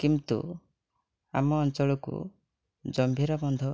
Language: Odia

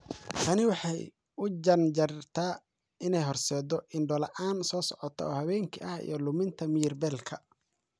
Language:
Somali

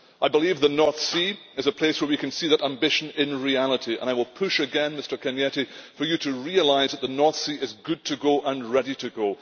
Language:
English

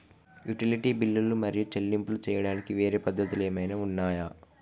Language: Telugu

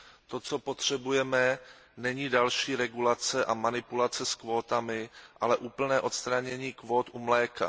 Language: Czech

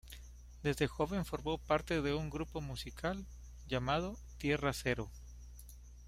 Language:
Spanish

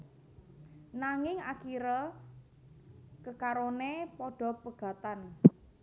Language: Javanese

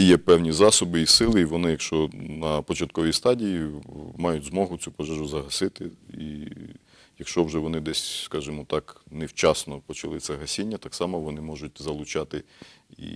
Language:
Ukrainian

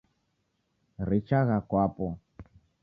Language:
Taita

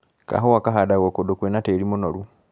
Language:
Kikuyu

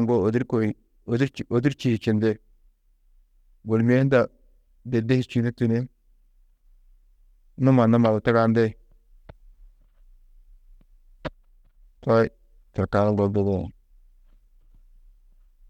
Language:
Tedaga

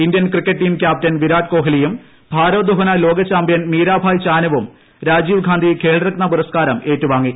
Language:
Malayalam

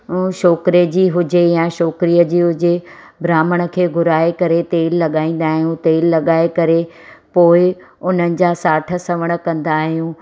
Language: Sindhi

